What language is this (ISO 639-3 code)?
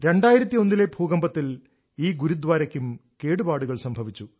mal